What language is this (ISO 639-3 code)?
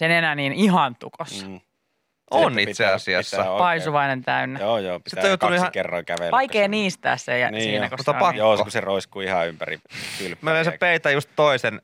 fin